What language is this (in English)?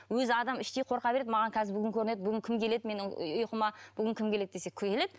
Kazakh